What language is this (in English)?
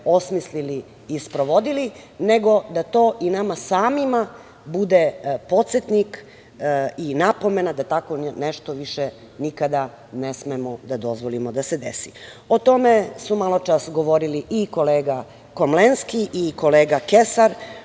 Serbian